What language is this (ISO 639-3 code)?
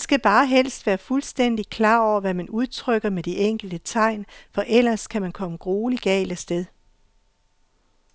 dan